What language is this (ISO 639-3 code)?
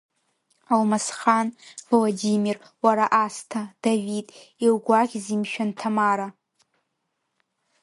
abk